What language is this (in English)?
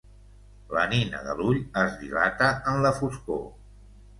Catalan